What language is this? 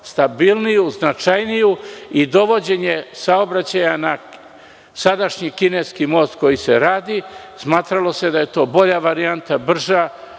Serbian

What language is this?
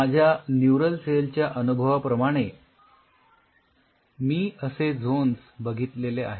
Marathi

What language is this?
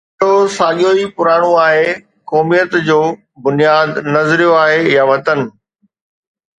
Sindhi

